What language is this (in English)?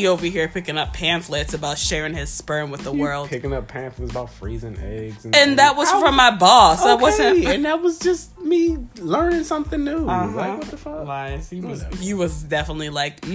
English